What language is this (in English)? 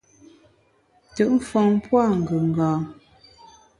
Bamun